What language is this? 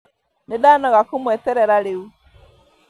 Kikuyu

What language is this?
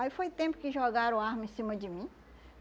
Portuguese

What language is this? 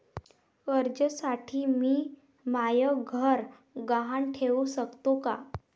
Marathi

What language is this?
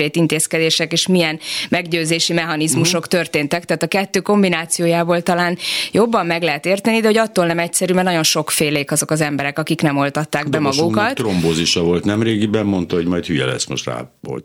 Hungarian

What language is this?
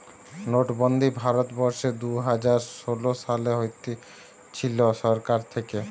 Bangla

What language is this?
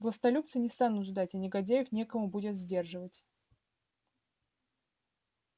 Russian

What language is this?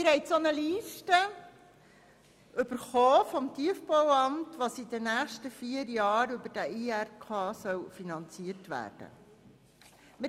Swiss German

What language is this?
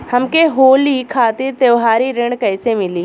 Bhojpuri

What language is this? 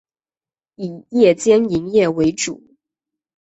Chinese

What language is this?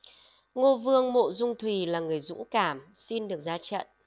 Vietnamese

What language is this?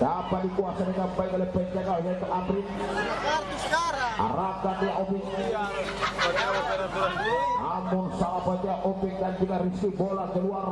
Indonesian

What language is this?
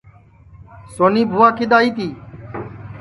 Sansi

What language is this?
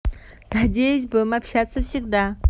Russian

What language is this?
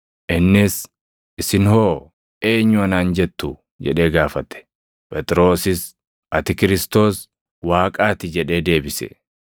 Oromo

